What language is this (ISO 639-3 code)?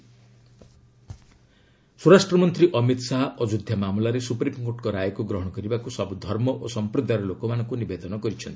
ori